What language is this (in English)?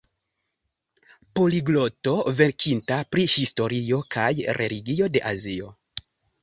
Esperanto